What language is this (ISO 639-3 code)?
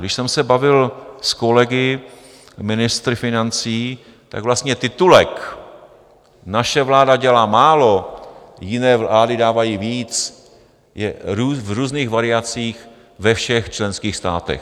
ces